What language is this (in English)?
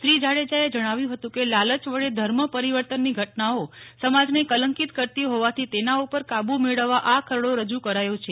Gujarati